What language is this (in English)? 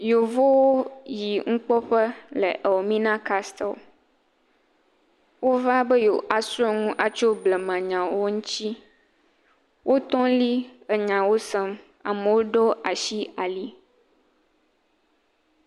Ewe